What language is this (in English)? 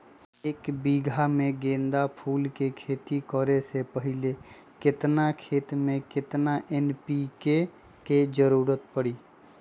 Magahi